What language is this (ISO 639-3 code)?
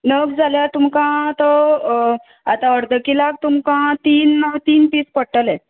kok